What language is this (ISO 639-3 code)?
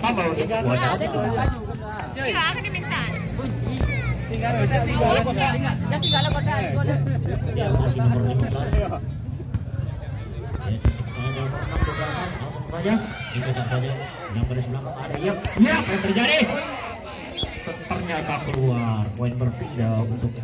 ind